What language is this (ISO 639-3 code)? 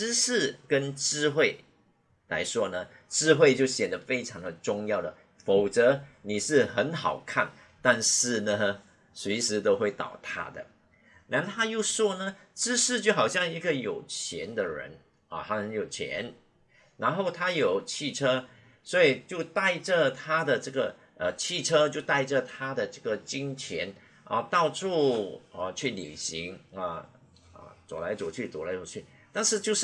zho